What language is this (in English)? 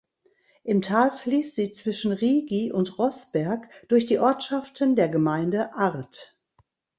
German